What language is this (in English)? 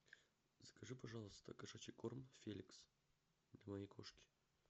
Russian